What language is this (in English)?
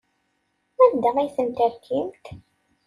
Kabyle